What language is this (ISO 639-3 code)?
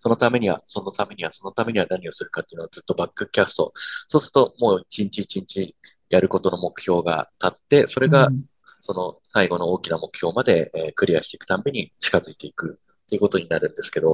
jpn